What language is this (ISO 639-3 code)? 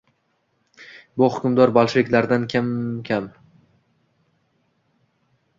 uzb